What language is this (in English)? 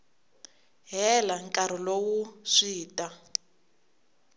Tsonga